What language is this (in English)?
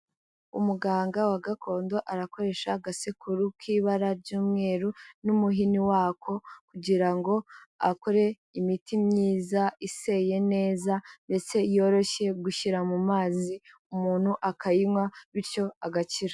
Kinyarwanda